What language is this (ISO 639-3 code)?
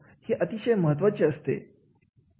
mar